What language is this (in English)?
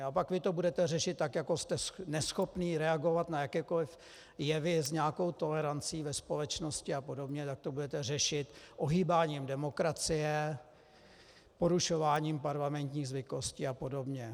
Czech